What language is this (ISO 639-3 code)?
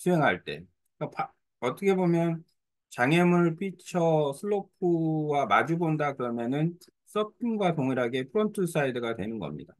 kor